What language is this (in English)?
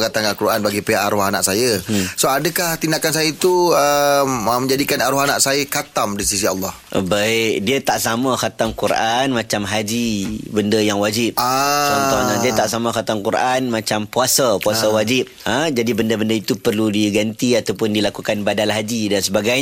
Malay